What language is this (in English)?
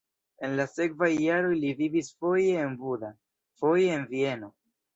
Esperanto